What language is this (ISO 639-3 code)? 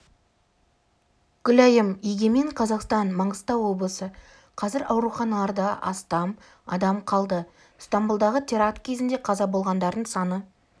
kaz